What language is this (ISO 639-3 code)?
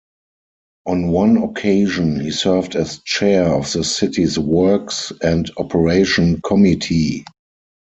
eng